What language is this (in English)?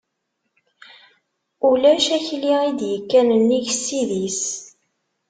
Kabyle